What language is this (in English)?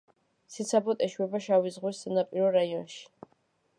Georgian